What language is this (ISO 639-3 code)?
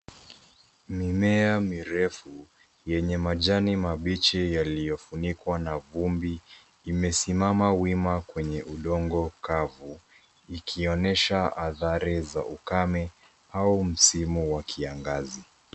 swa